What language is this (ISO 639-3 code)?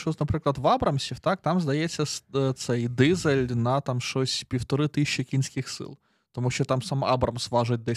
ukr